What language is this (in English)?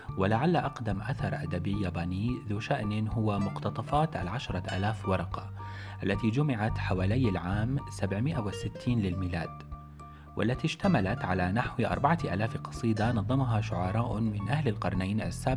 Arabic